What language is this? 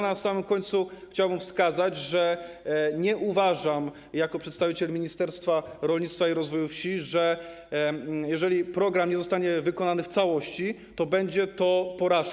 Polish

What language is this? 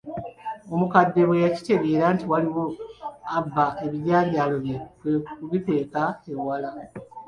Ganda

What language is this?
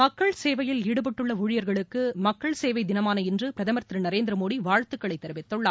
Tamil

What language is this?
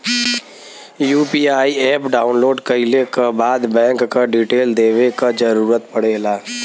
Bhojpuri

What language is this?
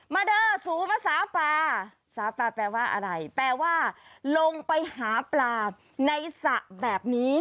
Thai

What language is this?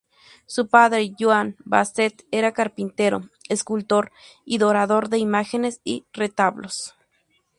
Spanish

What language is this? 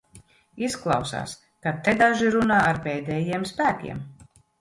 Latvian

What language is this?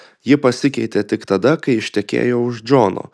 Lithuanian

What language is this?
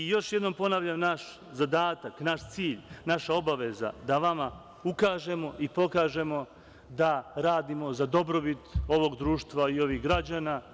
Serbian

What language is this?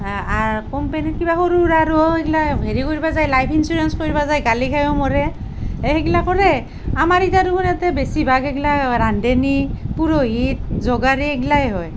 Assamese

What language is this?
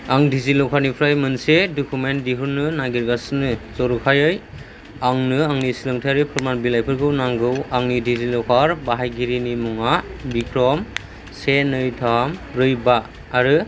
Bodo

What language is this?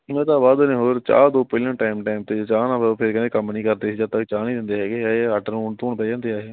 Punjabi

